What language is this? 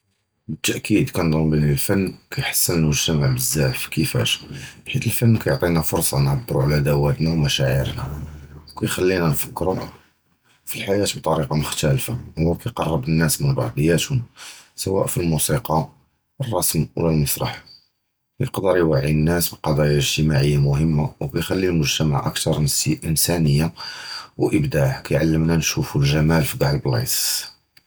Judeo-Arabic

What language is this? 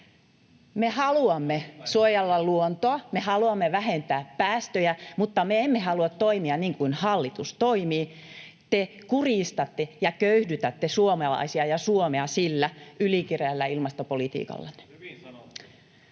Finnish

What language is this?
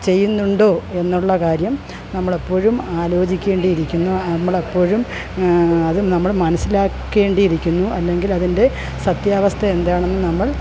Malayalam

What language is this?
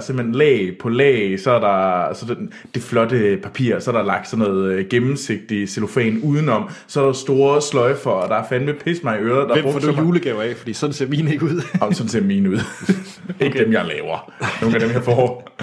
Danish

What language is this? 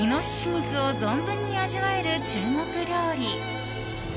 Japanese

